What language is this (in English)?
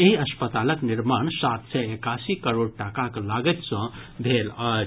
Maithili